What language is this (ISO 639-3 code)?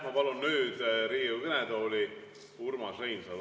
est